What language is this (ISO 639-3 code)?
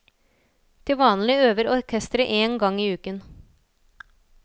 nor